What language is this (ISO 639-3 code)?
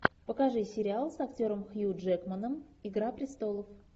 rus